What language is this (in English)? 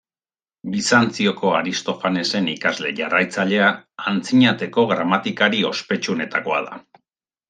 Basque